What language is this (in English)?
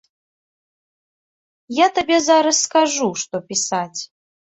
Belarusian